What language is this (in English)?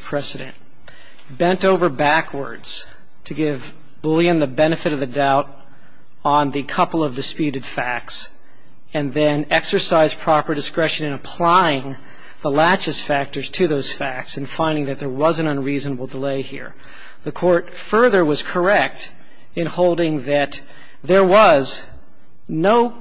English